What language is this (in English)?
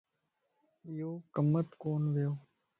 Lasi